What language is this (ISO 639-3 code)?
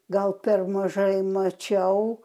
lit